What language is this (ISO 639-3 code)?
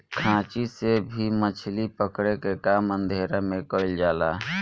bho